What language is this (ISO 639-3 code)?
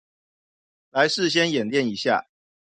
zho